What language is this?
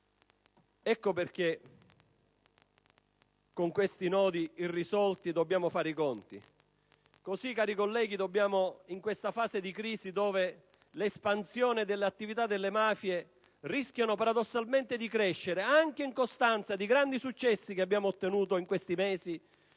Italian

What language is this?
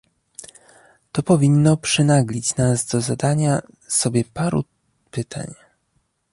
Polish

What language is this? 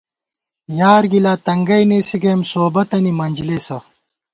Gawar-Bati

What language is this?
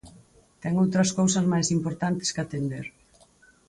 Galician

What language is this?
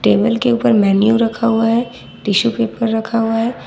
Hindi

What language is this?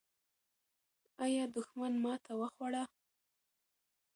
Pashto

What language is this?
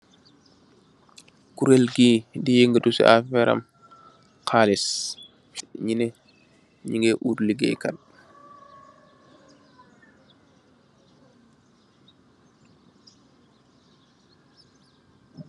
Wolof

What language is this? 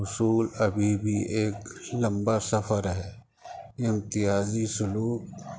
Urdu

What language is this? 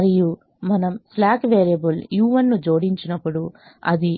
Telugu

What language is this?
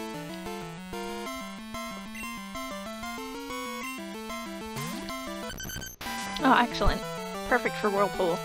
English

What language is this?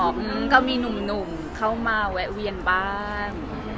Thai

